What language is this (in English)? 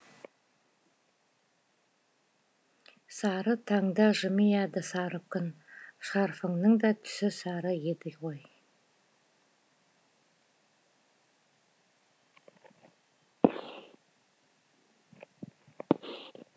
Kazakh